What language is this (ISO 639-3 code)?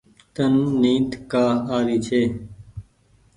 gig